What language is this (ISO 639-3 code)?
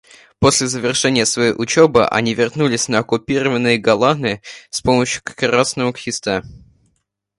rus